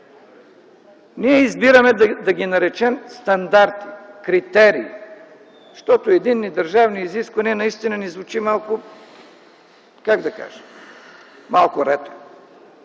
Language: Bulgarian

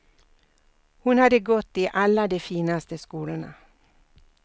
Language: Swedish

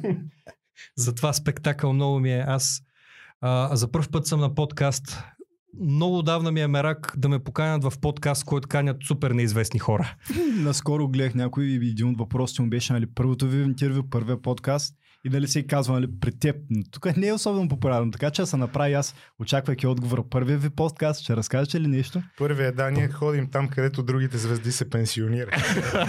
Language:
Bulgarian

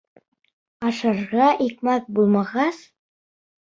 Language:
Bashkir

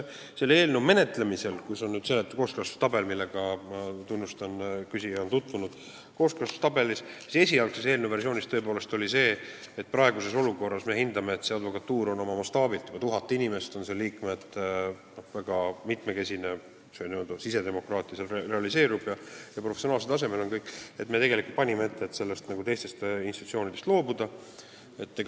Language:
Estonian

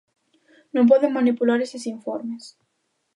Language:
Galician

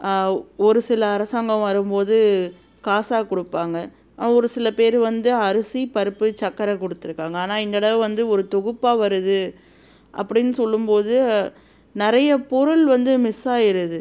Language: Tamil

